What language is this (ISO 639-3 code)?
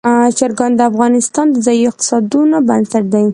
pus